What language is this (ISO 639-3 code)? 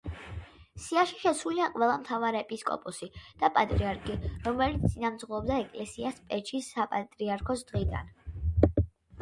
kat